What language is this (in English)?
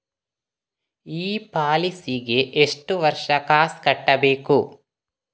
Kannada